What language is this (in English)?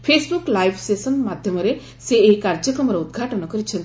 Odia